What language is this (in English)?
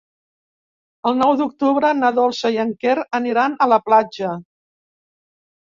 Catalan